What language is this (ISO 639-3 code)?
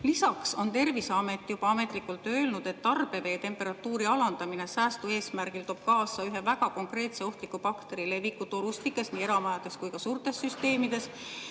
est